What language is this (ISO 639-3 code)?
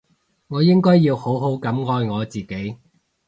yue